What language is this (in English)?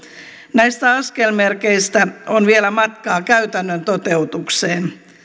Finnish